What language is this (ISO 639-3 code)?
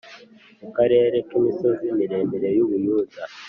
kin